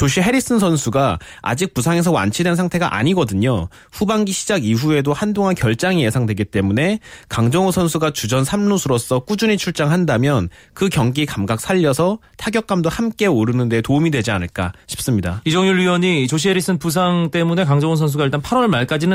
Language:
Korean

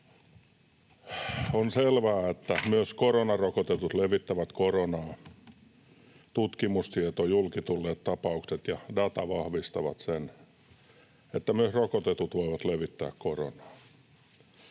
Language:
Finnish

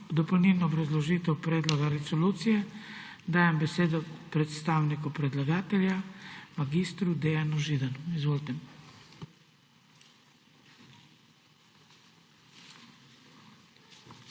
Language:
Slovenian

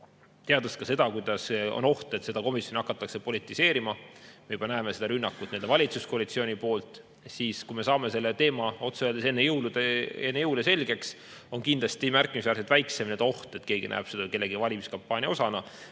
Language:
Estonian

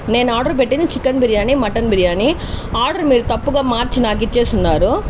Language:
Telugu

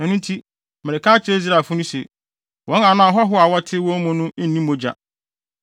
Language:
Akan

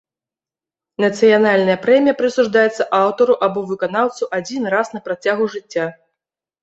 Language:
Belarusian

